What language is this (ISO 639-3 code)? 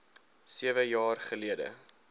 afr